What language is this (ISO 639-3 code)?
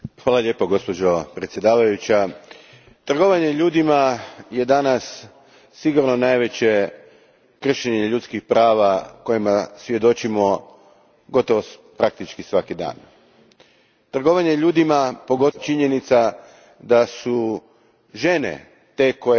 hrv